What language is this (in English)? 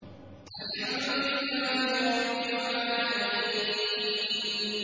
Arabic